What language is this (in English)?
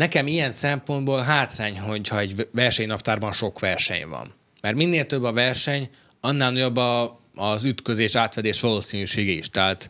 Hungarian